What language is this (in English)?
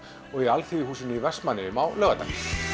Icelandic